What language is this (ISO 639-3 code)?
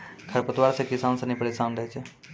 mai